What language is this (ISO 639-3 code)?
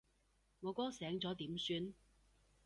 yue